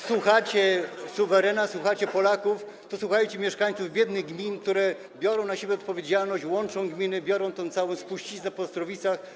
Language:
Polish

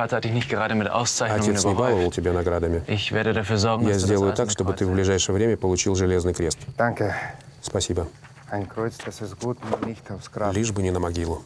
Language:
Russian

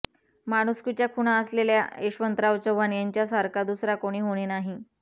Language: Marathi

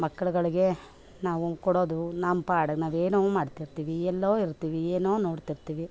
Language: Kannada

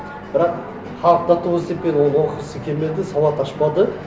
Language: Kazakh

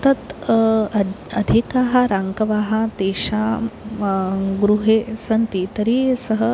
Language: Sanskrit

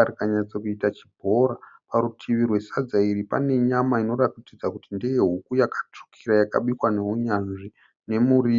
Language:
Shona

